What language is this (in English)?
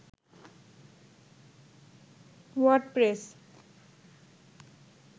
Bangla